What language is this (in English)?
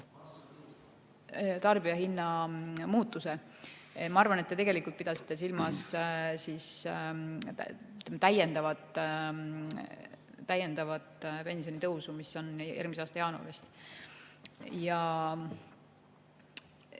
Estonian